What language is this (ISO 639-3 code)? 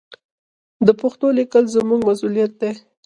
pus